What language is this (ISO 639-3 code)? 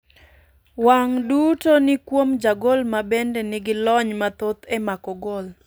luo